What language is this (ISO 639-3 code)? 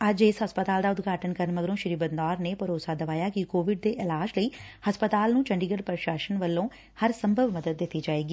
pan